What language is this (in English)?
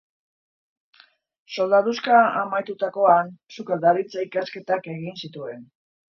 Basque